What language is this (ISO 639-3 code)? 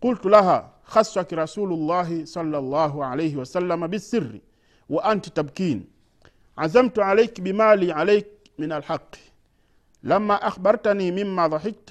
swa